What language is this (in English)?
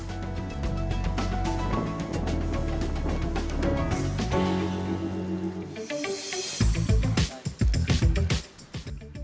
Indonesian